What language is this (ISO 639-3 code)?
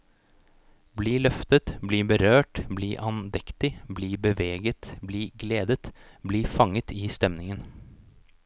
nor